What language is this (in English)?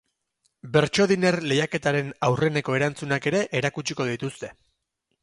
Basque